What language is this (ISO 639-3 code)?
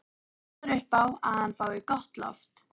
isl